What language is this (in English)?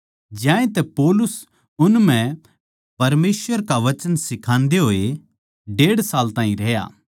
Haryanvi